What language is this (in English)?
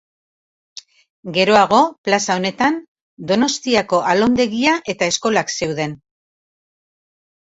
Basque